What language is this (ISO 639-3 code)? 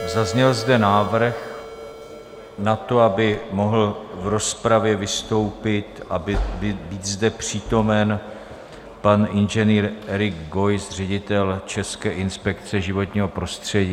ces